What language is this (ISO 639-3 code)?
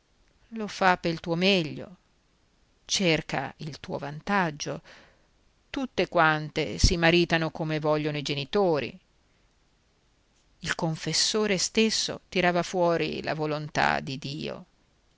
ita